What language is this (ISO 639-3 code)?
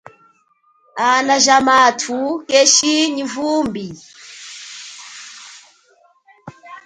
cjk